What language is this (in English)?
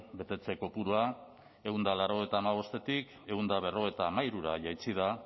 Basque